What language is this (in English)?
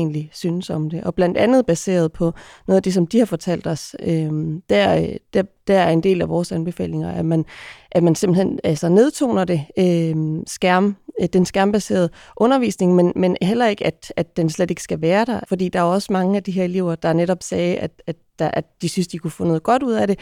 Danish